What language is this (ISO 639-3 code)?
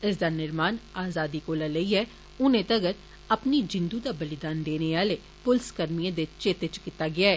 doi